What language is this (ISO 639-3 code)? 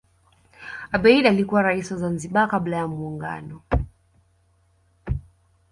swa